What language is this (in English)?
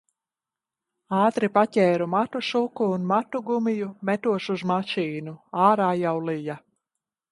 Latvian